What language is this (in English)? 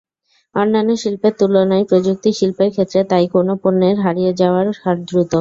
Bangla